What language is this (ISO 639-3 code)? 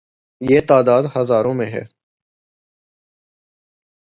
urd